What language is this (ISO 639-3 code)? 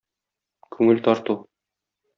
tat